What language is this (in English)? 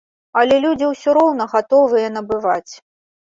Belarusian